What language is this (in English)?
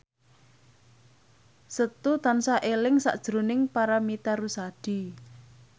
Javanese